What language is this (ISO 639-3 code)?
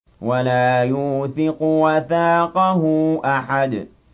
ara